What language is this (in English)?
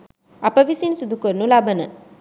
Sinhala